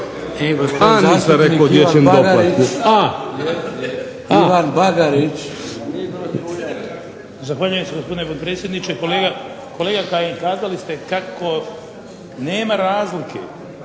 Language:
Croatian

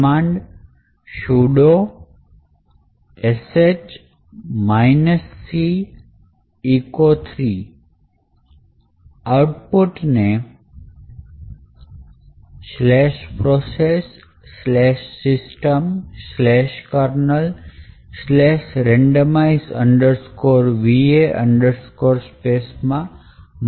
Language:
Gujarati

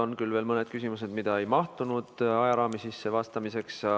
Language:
Estonian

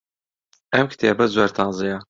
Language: Central Kurdish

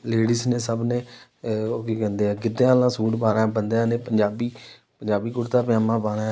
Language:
Punjabi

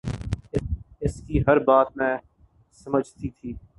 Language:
Urdu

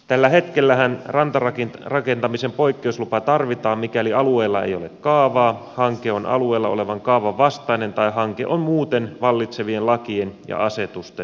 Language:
Finnish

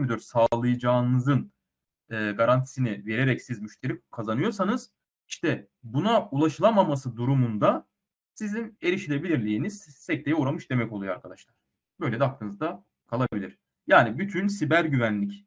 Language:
Turkish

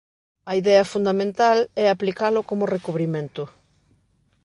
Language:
Galician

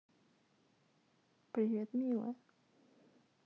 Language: Russian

